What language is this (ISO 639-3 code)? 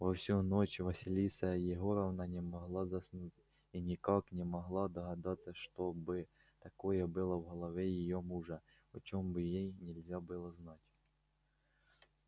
rus